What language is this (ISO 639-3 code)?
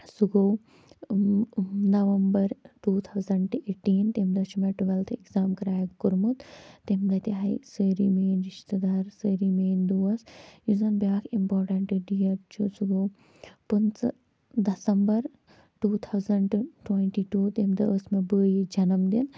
kas